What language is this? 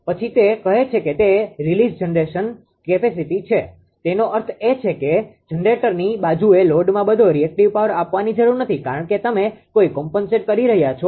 Gujarati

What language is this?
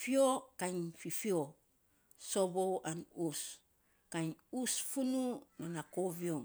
Saposa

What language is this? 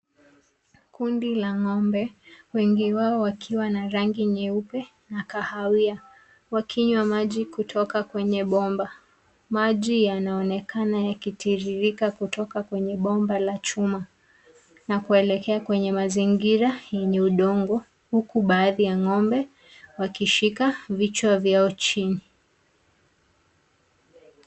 Swahili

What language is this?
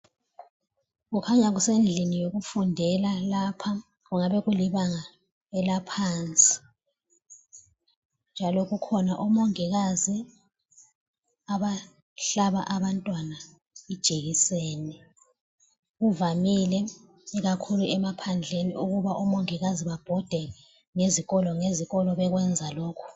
North Ndebele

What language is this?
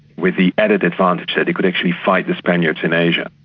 English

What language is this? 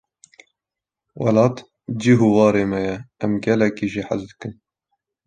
Kurdish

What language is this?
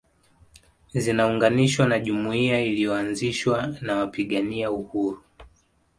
Swahili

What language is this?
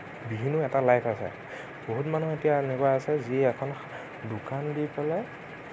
Assamese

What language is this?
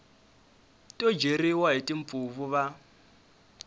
Tsonga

